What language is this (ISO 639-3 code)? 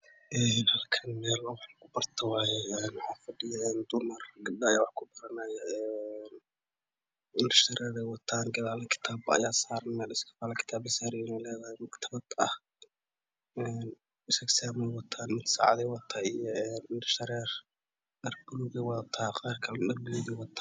som